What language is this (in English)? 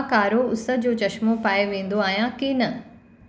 Sindhi